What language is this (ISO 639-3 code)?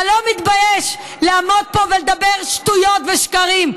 heb